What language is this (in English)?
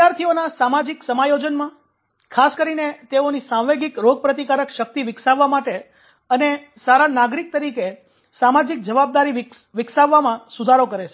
Gujarati